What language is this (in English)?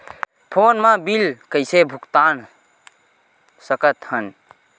Chhattisgarhi